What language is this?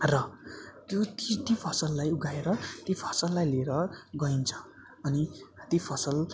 Nepali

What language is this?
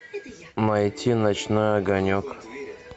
Russian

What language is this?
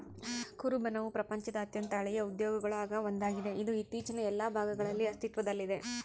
Kannada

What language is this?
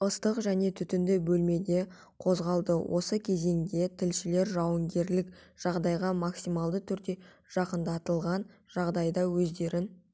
Kazakh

